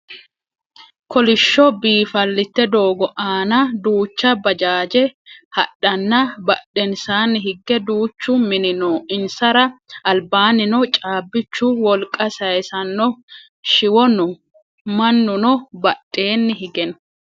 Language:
Sidamo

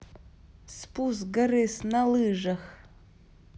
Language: Russian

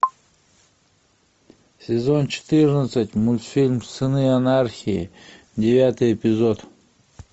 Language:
Russian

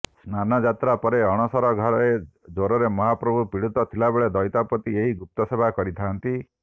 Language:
Odia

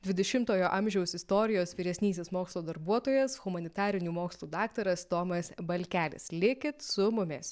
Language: Lithuanian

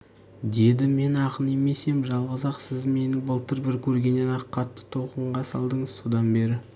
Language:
Kazakh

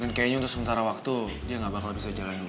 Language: Indonesian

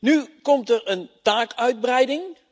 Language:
Dutch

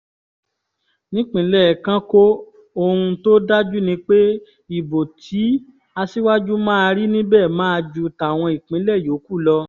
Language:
Yoruba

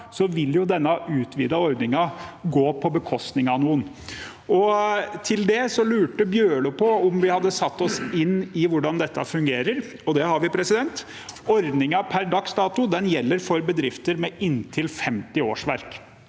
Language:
Norwegian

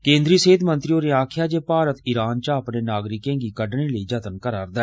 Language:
Dogri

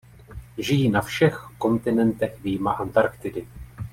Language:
Czech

